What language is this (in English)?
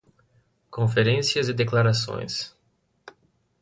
Portuguese